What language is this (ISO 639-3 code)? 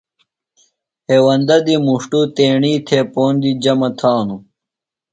phl